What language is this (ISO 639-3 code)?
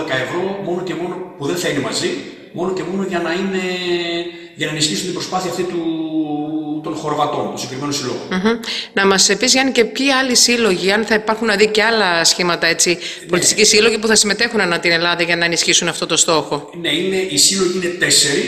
ell